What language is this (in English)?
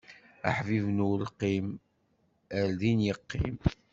Kabyle